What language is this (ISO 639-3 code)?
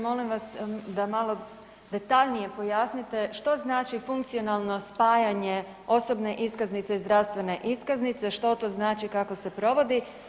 hrv